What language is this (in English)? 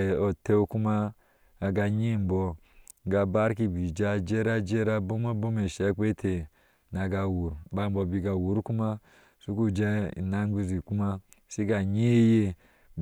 Ashe